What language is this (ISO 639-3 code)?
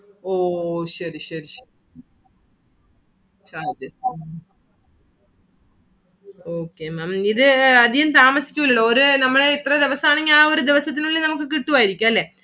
mal